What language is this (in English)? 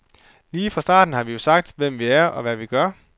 Danish